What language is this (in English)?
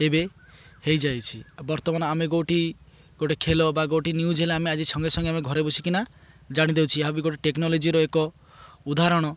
Odia